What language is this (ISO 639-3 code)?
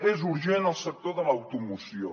cat